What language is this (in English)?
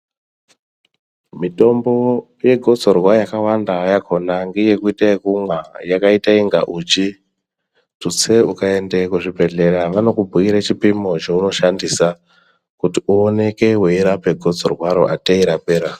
Ndau